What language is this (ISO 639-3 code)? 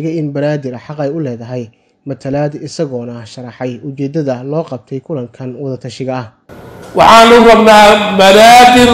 ara